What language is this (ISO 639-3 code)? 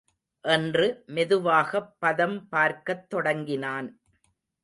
tam